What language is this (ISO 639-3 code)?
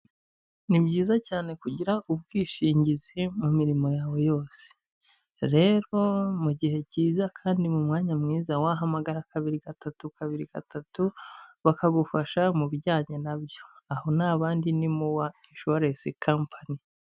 kin